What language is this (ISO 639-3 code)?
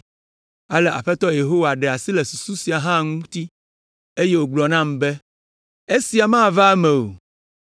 ewe